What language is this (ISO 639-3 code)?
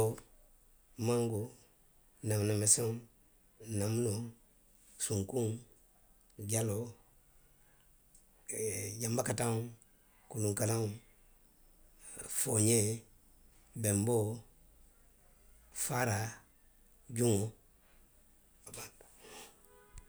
mlq